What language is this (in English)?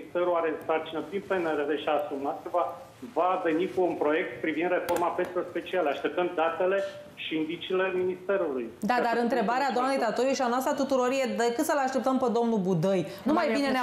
Romanian